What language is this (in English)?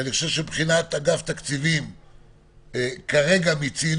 Hebrew